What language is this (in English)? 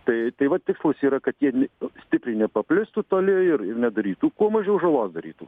Lithuanian